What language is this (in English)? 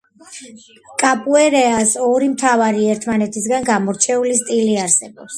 Georgian